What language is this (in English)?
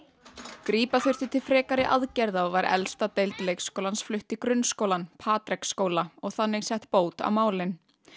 Icelandic